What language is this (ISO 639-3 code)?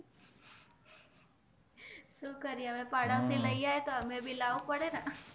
guj